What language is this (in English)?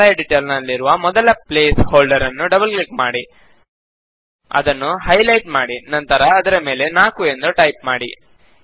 Kannada